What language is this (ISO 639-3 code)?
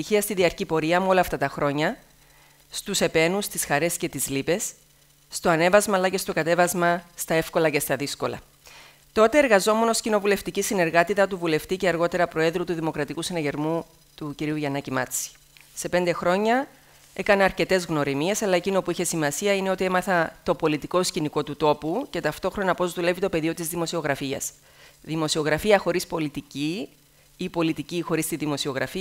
ell